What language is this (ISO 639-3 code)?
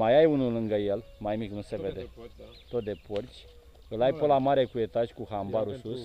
ron